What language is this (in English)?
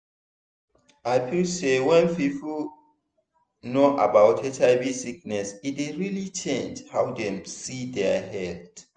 Nigerian Pidgin